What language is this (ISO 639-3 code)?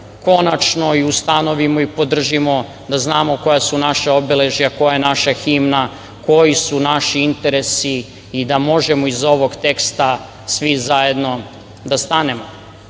srp